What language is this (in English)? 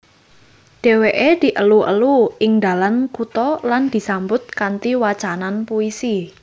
Javanese